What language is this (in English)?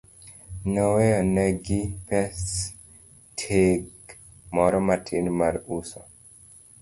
Luo (Kenya and Tanzania)